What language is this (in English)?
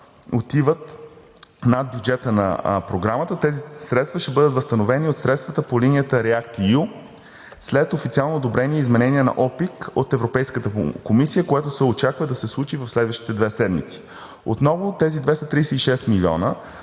Bulgarian